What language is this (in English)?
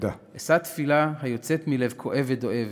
Hebrew